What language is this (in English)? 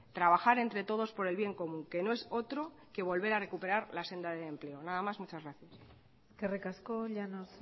Spanish